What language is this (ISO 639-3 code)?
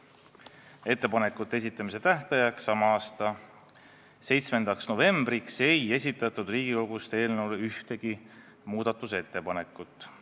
est